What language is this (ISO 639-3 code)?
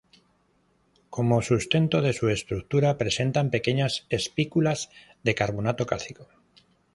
spa